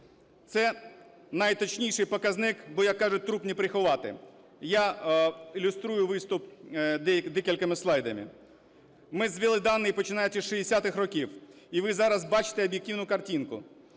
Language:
Ukrainian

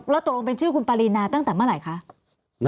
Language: Thai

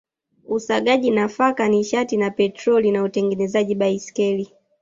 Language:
Swahili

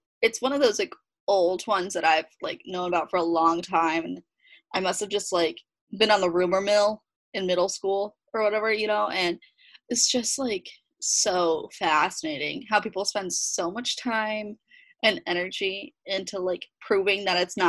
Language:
English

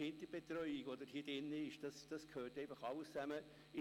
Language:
Swiss German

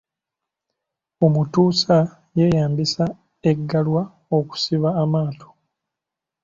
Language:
Ganda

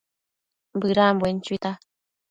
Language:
Matsés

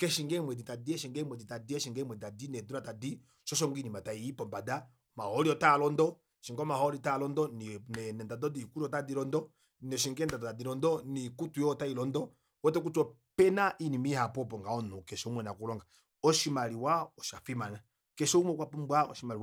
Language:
Kuanyama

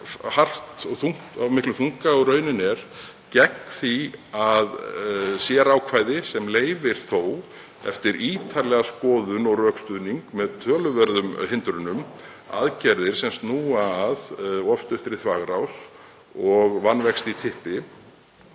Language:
Icelandic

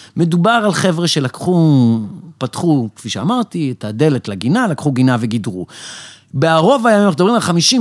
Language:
Hebrew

